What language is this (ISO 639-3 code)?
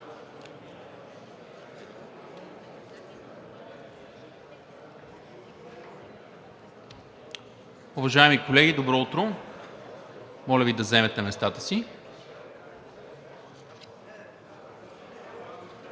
bul